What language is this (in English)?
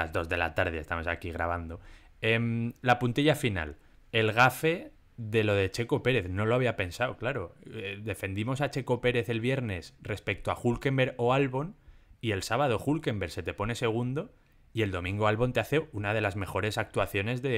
Spanish